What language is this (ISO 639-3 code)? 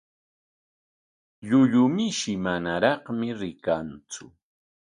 qwa